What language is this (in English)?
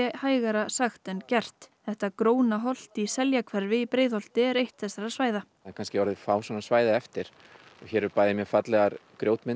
Icelandic